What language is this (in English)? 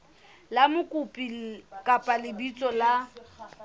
Southern Sotho